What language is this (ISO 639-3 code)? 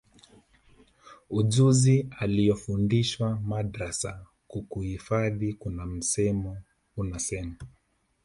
swa